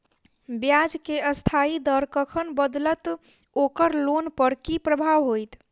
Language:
Maithili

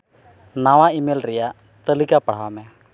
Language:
Santali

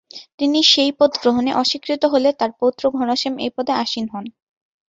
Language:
Bangla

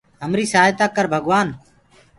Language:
Gurgula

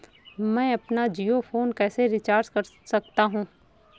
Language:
Hindi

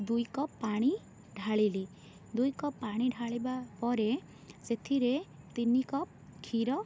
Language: Odia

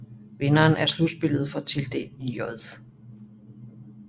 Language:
Danish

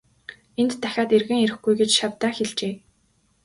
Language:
Mongolian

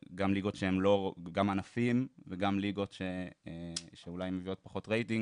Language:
Hebrew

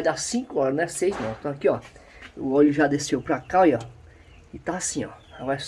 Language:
Portuguese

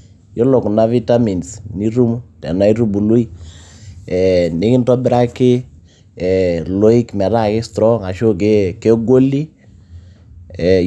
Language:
Masai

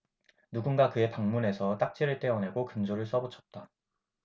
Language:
Korean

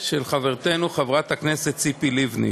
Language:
Hebrew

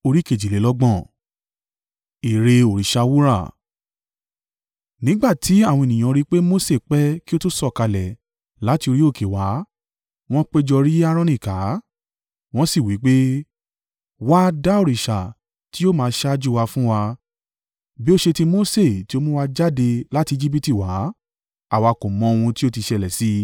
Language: Yoruba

